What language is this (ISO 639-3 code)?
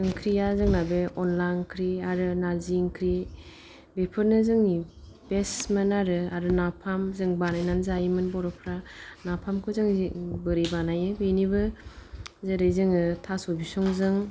brx